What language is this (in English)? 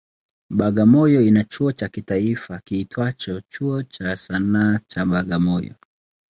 Swahili